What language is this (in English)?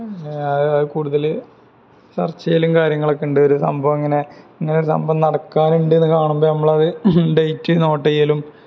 Malayalam